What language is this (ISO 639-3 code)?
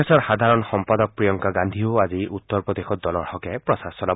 asm